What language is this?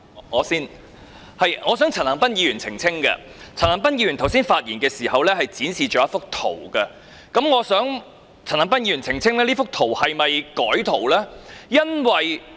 Cantonese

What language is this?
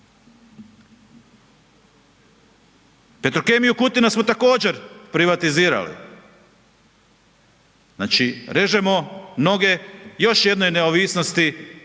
Croatian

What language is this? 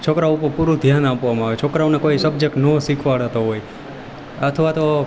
Gujarati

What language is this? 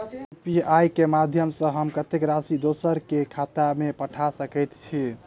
Maithili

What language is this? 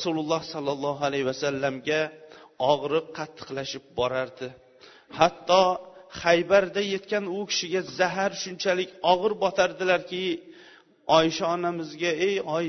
Bulgarian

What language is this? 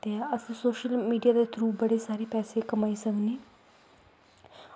Dogri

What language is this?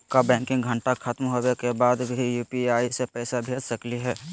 Magahi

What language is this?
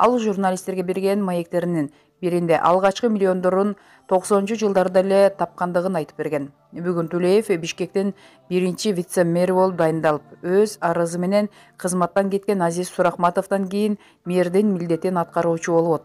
Turkish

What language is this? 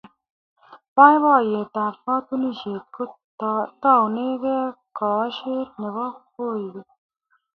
Kalenjin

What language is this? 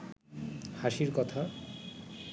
Bangla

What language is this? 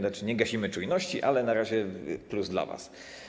Polish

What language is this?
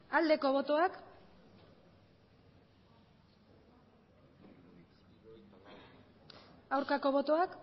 Basque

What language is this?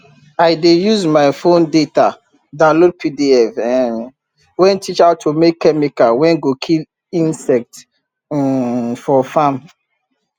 Nigerian Pidgin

